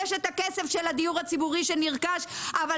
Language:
Hebrew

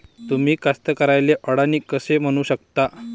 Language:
Marathi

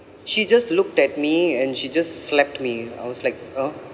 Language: English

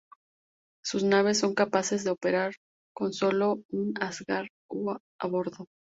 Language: Spanish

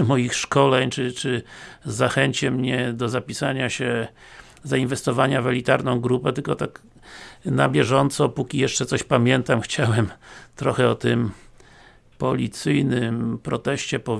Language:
Polish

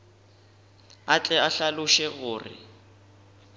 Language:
Northern Sotho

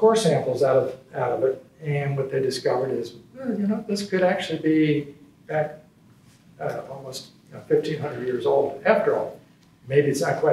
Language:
English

